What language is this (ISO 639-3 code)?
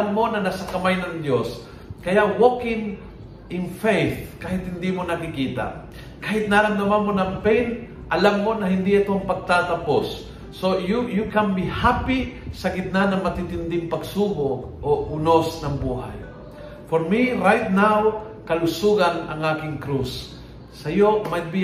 fil